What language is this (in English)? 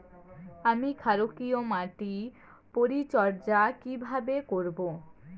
Bangla